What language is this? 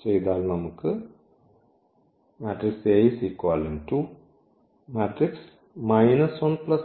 Malayalam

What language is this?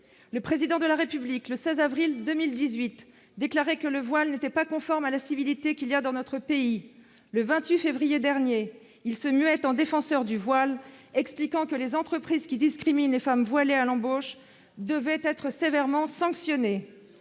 French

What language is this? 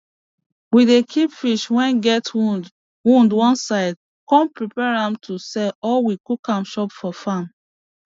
Nigerian Pidgin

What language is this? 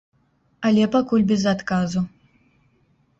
Belarusian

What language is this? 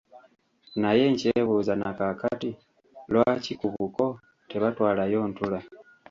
Ganda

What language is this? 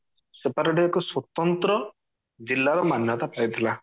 Odia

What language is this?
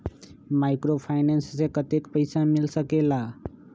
Magahi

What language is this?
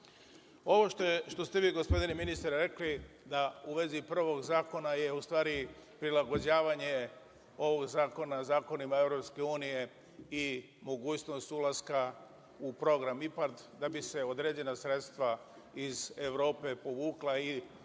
Serbian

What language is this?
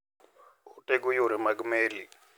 Luo (Kenya and Tanzania)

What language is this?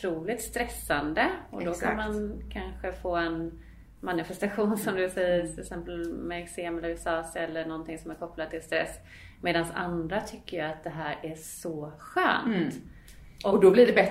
Swedish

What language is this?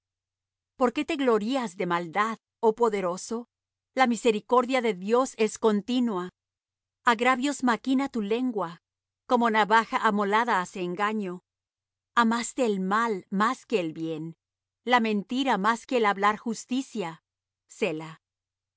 Spanish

